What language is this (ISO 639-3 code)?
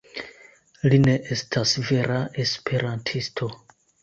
epo